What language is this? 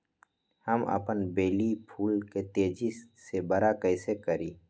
Magahi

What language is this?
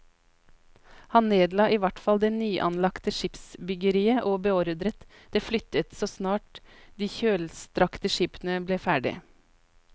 Norwegian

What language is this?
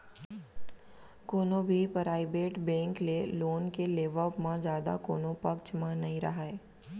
Chhattisgarhi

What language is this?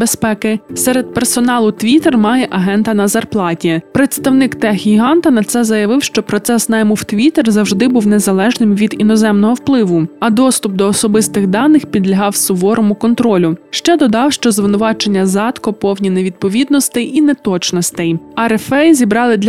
Ukrainian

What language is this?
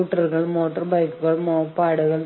Malayalam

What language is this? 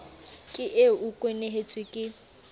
Southern Sotho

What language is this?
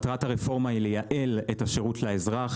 Hebrew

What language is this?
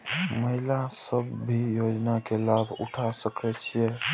Maithili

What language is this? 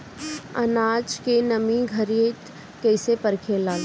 Bhojpuri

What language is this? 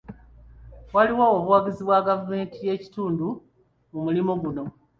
Ganda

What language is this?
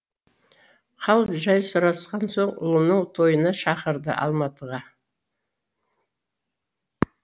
Kazakh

